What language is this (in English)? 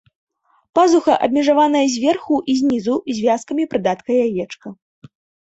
Belarusian